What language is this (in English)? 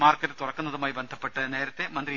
Malayalam